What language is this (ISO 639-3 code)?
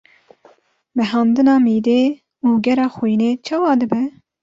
kur